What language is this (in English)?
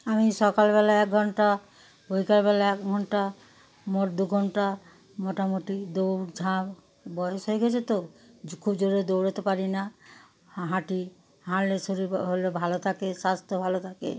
Bangla